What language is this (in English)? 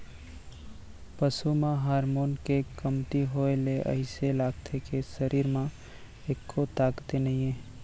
Chhattisgarhi